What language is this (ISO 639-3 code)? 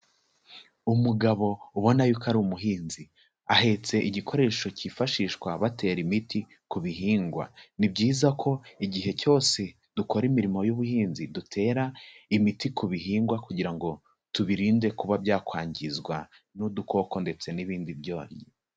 kin